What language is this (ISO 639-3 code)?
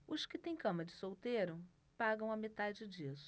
por